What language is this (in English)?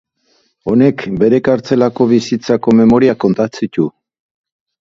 Basque